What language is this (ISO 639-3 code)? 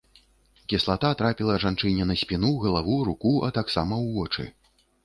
bel